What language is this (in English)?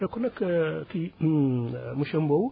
Wolof